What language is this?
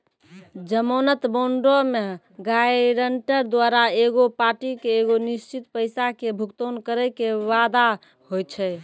Maithili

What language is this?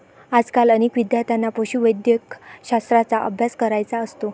Marathi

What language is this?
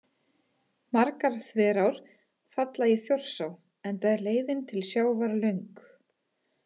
Icelandic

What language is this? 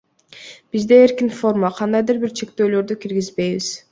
Kyrgyz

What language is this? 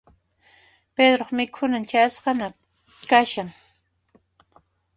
Puno Quechua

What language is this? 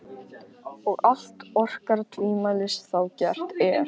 Icelandic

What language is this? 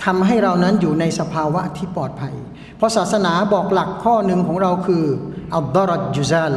Thai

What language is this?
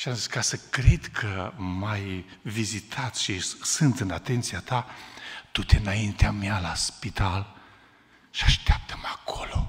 Romanian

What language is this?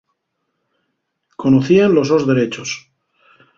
Asturian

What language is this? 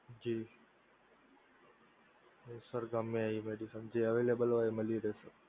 Gujarati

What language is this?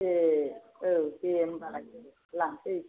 Bodo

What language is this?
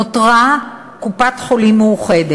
Hebrew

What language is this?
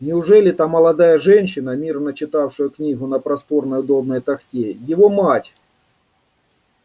Russian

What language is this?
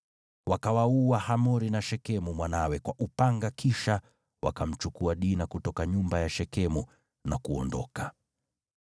Swahili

